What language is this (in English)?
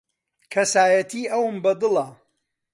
Central Kurdish